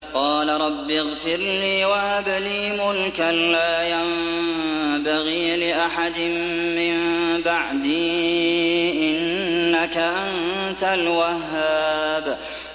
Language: Arabic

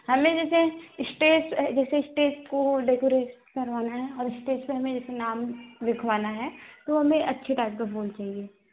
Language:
Hindi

